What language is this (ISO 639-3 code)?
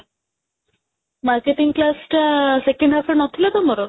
ori